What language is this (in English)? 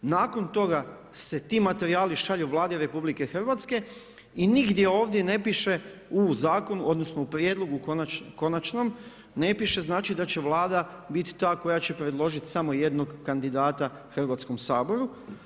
Croatian